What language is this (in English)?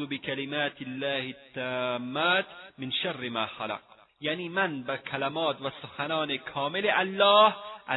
Persian